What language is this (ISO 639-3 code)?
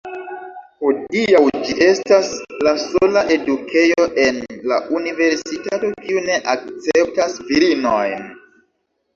epo